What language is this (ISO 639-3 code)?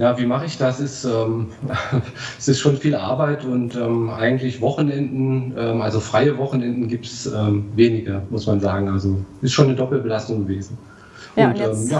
deu